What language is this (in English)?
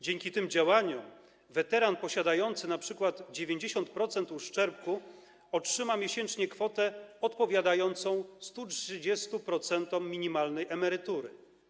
Polish